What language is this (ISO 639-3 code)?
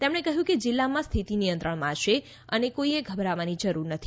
guj